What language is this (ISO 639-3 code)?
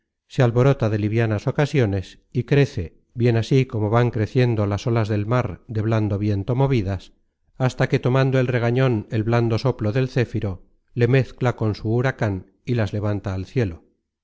spa